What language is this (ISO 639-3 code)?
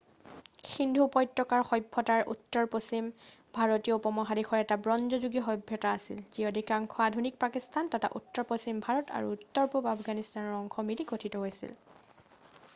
asm